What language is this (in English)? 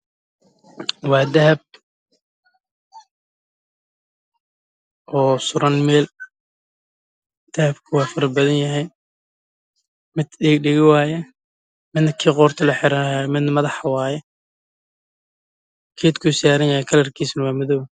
Somali